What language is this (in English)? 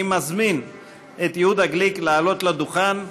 Hebrew